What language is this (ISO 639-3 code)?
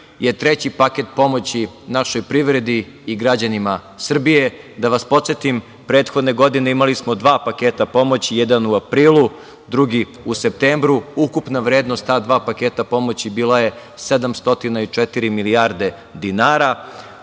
srp